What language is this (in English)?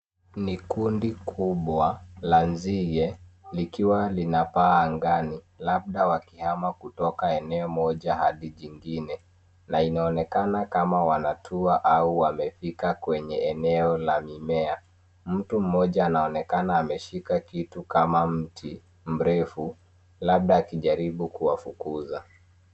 Swahili